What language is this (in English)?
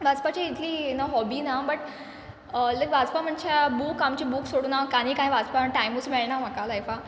Konkani